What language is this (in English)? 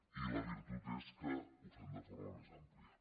Catalan